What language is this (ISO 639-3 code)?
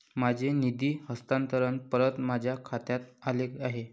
mar